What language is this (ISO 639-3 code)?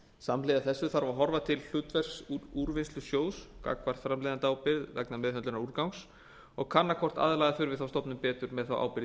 isl